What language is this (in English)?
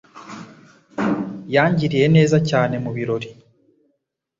Kinyarwanda